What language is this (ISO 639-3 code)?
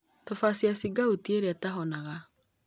kik